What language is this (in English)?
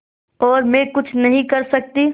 Hindi